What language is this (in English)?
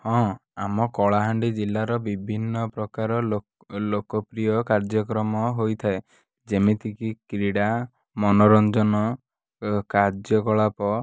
Odia